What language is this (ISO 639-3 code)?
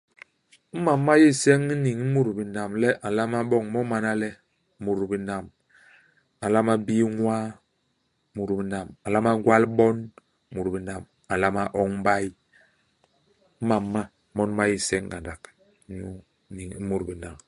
bas